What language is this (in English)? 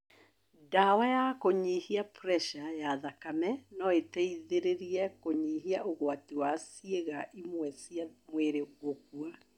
Kikuyu